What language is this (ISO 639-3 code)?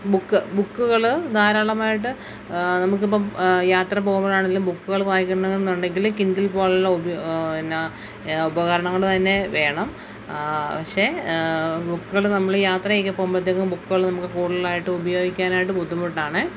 mal